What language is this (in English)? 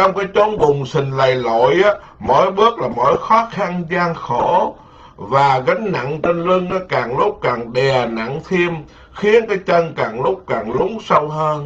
Vietnamese